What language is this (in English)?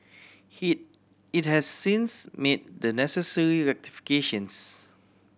English